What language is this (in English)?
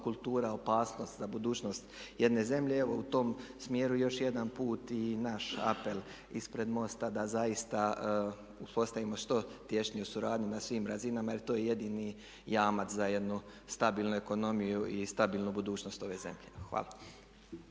Croatian